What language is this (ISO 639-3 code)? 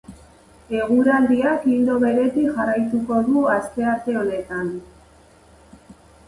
eus